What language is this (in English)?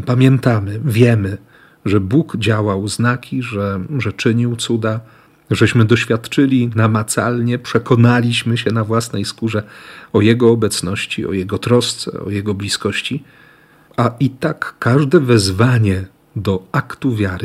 Polish